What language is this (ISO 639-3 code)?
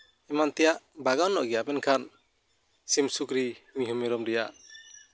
sat